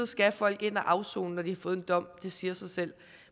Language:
Danish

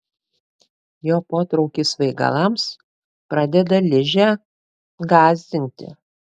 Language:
Lithuanian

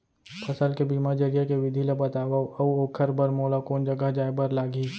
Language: Chhattisgarhi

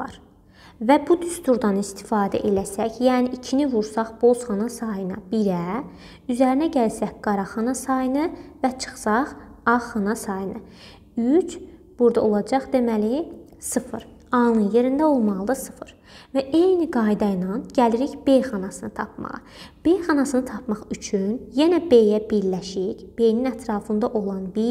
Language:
Turkish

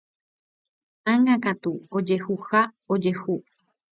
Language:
Guarani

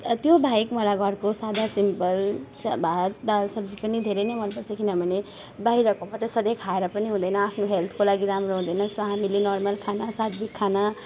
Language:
Nepali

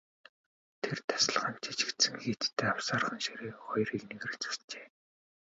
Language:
Mongolian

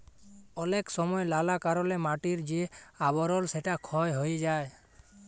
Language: Bangla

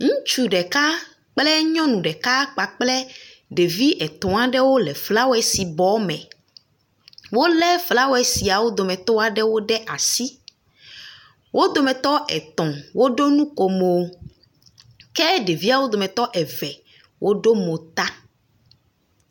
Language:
Ewe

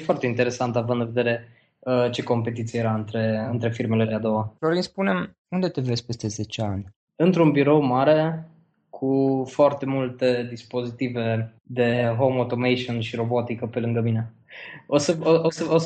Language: Romanian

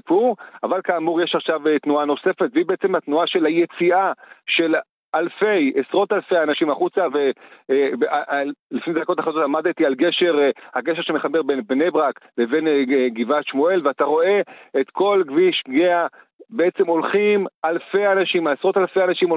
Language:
Hebrew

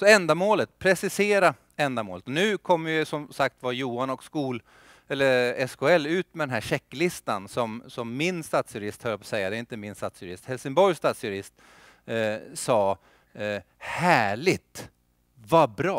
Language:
Swedish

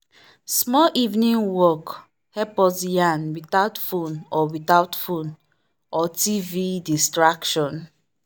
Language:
Nigerian Pidgin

